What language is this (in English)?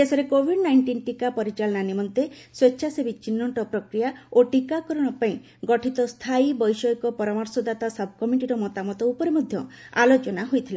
Odia